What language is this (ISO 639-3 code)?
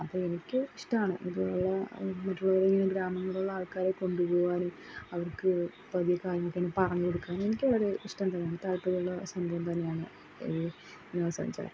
mal